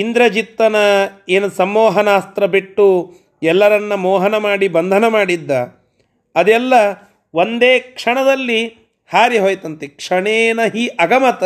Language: Kannada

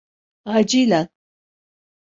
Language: Turkish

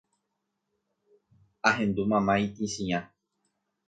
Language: Guarani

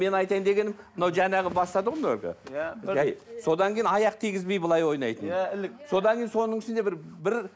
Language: Kazakh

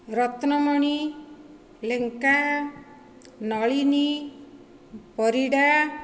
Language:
Odia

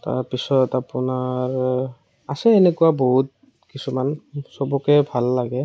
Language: Assamese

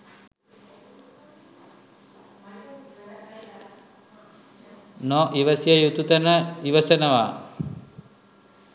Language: Sinhala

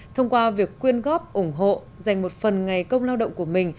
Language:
Vietnamese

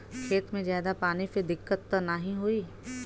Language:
Bhojpuri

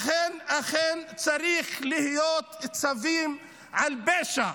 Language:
Hebrew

